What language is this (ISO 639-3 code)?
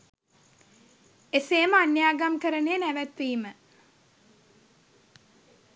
sin